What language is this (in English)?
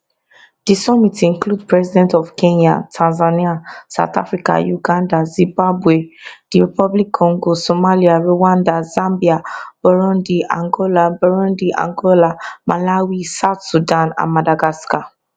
Nigerian Pidgin